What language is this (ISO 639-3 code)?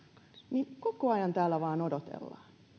fin